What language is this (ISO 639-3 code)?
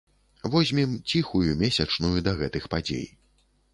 bel